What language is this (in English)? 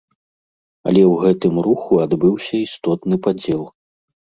Belarusian